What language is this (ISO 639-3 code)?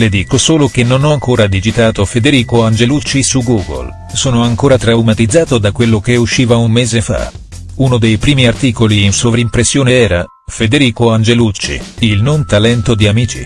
ita